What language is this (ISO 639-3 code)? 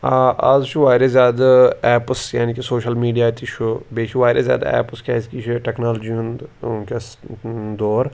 kas